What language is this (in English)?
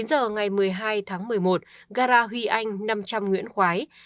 Vietnamese